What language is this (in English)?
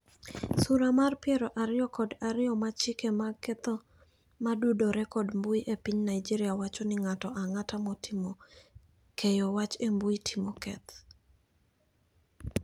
Luo (Kenya and Tanzania)